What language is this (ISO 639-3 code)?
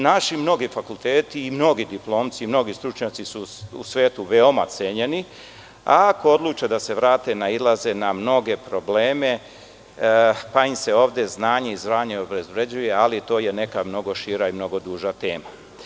srp